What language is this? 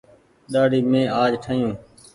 Goaria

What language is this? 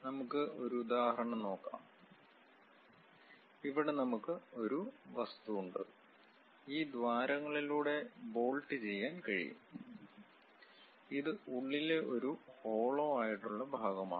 Malayalam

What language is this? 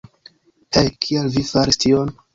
Esperanto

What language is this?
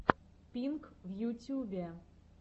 Russian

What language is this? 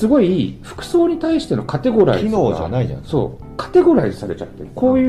Japanese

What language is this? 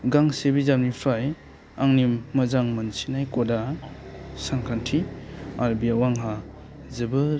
Bodo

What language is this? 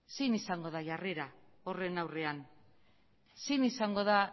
Basque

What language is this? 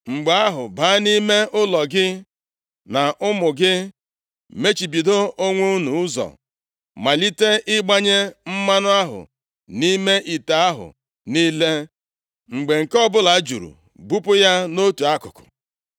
Igbo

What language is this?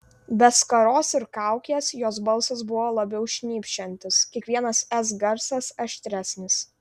Lithuanian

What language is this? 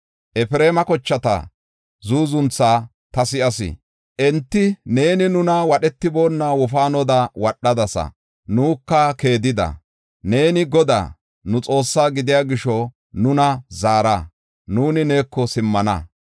Gofa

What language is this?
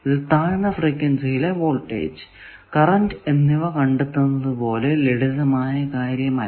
Malayalam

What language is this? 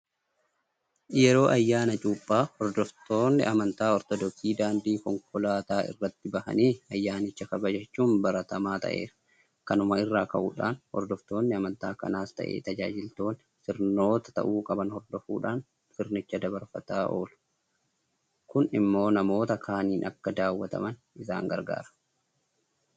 Oromo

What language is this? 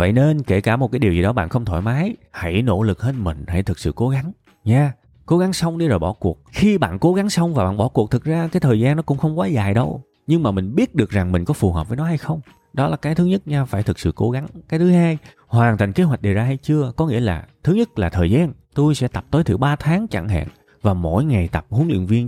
Vietnamese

